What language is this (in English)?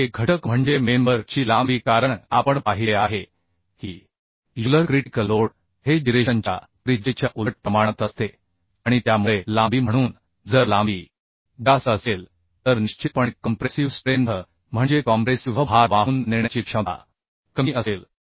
Marathi